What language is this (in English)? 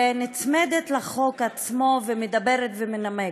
Hebrew